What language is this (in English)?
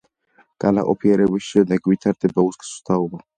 Georgian